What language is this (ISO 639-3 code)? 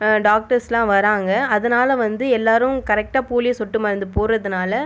tam